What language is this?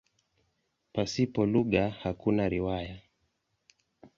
Swahili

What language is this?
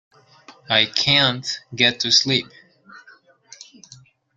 English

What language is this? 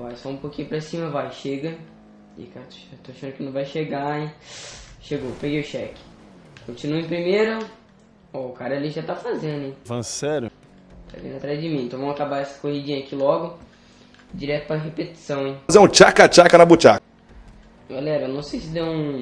Portuguese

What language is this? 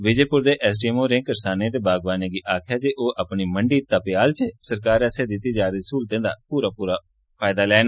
Dogri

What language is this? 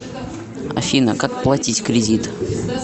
Russian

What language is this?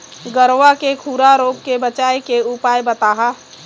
Chhattisgarhi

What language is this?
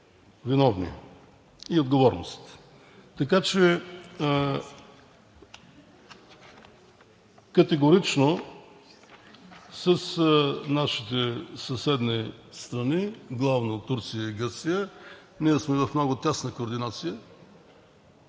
Bulgarian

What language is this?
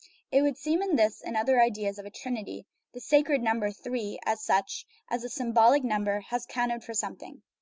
English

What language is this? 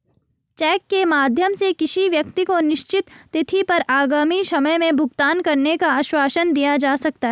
Hindi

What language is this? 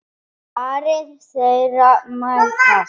Icelandic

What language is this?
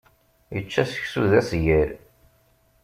Kabyle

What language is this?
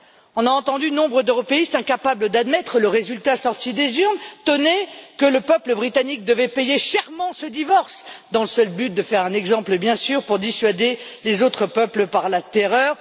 French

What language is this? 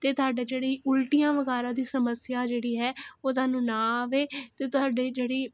Punjabi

